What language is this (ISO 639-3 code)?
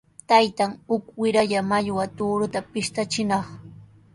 qws